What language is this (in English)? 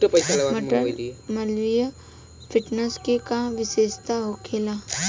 Bhojpuri